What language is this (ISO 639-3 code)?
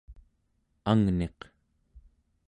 esu